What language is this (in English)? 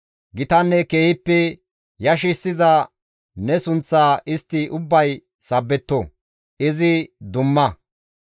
Gamo